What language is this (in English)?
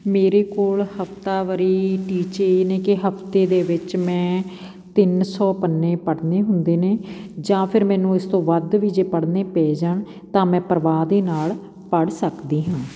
Punjabi